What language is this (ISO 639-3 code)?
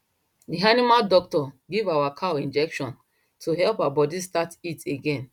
pcm